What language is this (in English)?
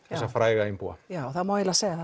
Icelandic